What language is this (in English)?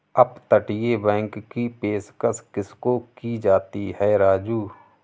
Hindi